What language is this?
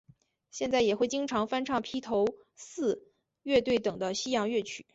Chinese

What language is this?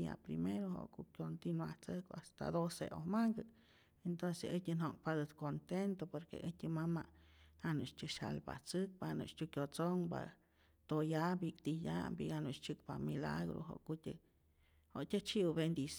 Rayón Zoque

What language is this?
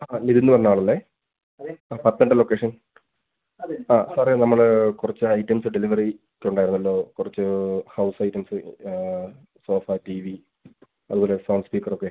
Malayalam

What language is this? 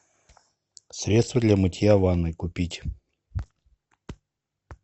Russian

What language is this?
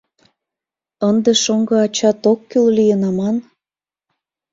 Mari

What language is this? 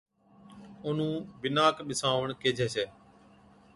Od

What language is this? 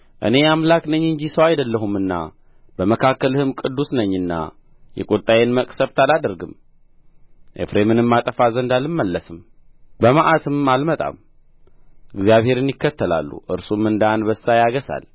Amharic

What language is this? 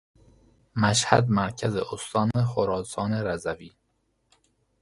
Persian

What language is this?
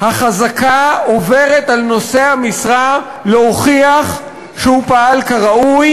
Hebrew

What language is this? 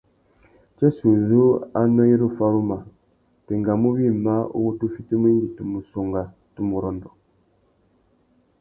Tuki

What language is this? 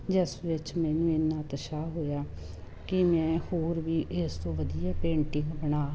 Punjabi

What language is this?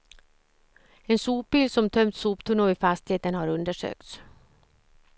Swedish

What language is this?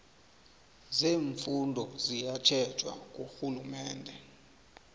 South Ndebele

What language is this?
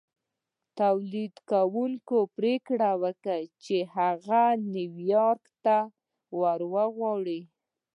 Pashto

